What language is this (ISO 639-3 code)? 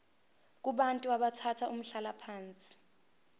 zul